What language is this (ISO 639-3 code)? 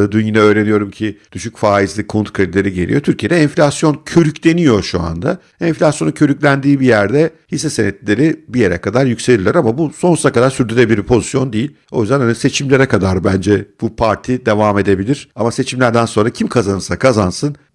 tur